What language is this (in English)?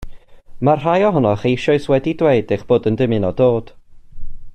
Welsh